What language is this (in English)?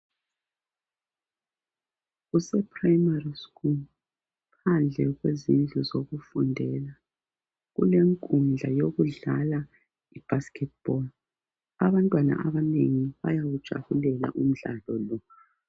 North Ndebele